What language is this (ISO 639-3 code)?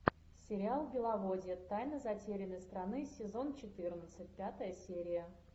rus